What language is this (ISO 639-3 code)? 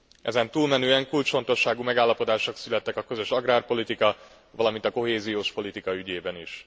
hun